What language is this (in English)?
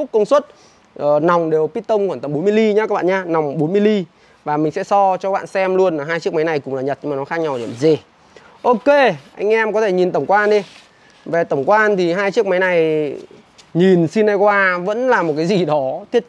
Vietnamese